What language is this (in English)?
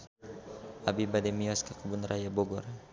Sundanese